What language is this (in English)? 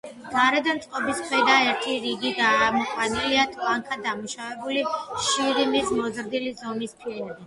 Georgian